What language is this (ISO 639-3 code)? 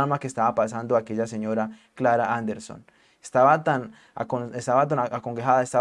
spa